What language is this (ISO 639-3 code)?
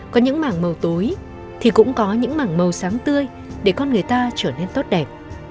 vie